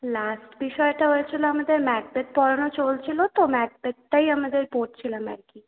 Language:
Bangla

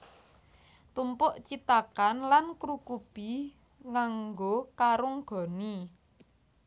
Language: Javanese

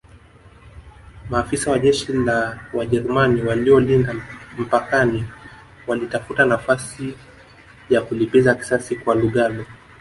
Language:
Swahili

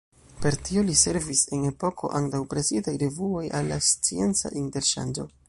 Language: Esperanto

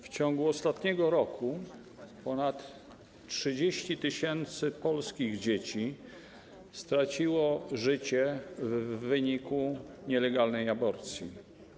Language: Polish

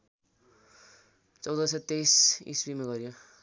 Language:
Nepali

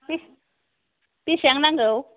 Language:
Bodo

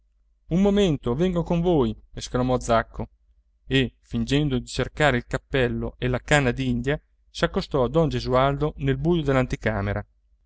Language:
Italian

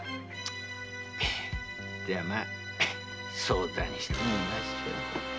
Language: Japanese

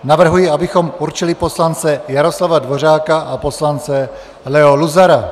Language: Czech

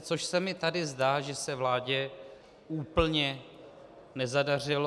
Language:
Czech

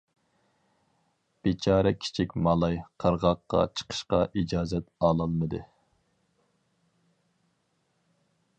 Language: Uyghur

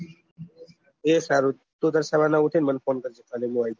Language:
Gujarati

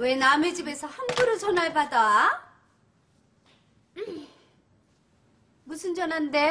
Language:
Korean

